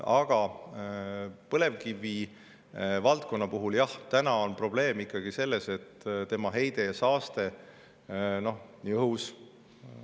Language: Estonian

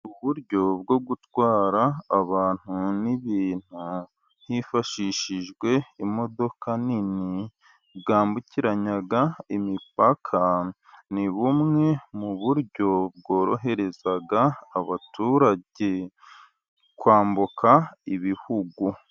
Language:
Kinyarwanda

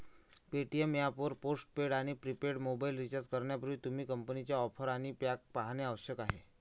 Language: Marathi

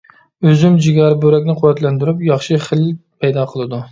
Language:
Uyghur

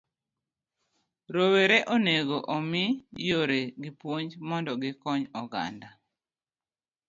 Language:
Luo (Kenya and Tanzania)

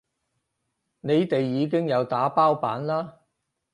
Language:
Cantonese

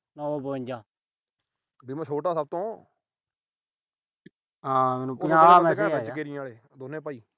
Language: Punjabi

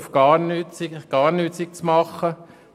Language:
Swiss German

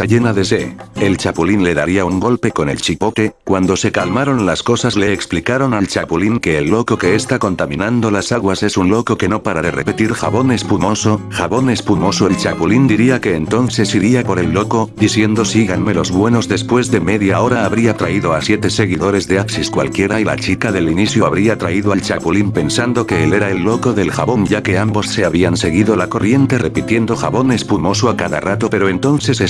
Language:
Spanish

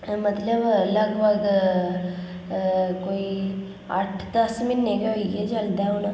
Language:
Dogri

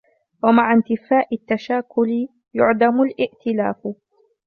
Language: Arabic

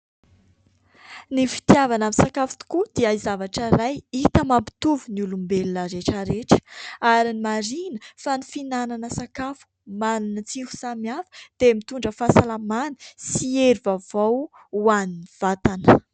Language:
Malagasy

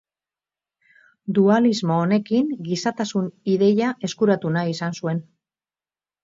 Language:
Basque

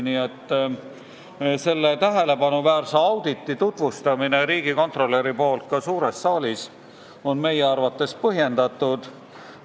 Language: Estonian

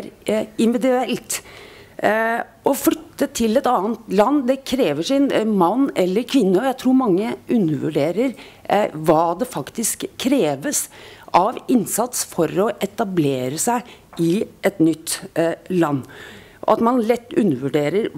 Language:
Norwegian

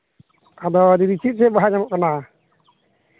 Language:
Santali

